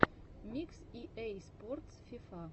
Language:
Russian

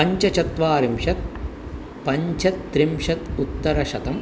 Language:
Sanskrit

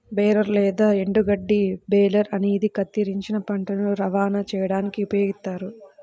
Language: Telugu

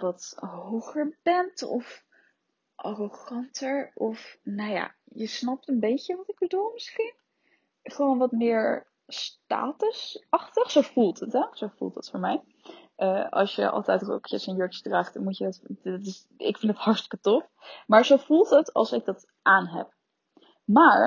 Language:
Dutch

